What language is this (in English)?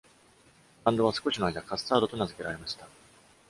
Japanese